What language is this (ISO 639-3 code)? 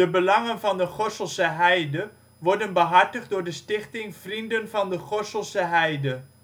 nld